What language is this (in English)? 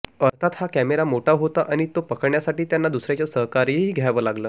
Marathi